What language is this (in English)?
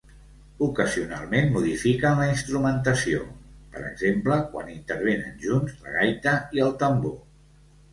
Catalan